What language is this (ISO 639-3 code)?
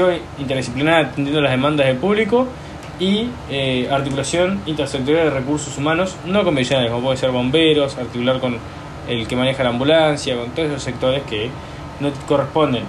spa